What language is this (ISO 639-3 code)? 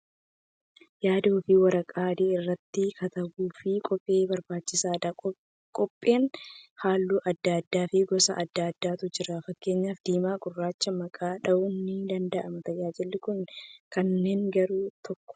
orm